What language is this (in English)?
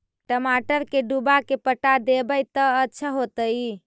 Magahi